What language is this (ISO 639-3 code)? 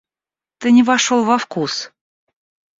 rus